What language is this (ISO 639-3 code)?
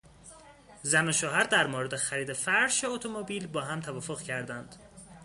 fas